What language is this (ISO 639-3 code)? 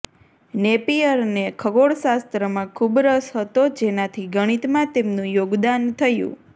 guj